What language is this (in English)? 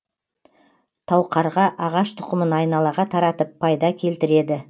Kazakh